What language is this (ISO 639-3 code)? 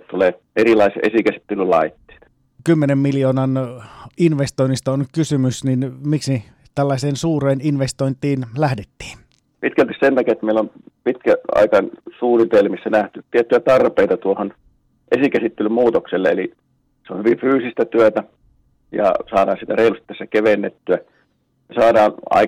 fin